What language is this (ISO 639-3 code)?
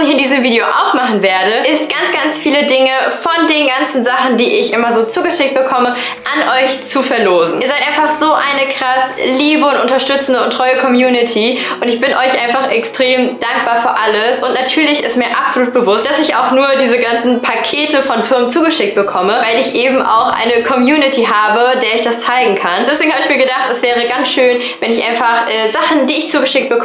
deu